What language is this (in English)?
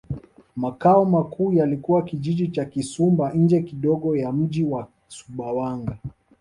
Swahili